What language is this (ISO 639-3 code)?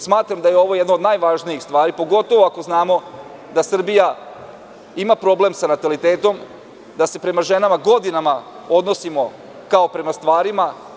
srp